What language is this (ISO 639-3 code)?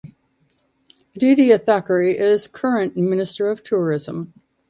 eng